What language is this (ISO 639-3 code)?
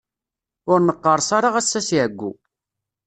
kab